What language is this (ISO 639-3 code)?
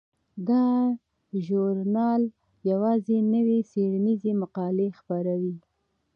pus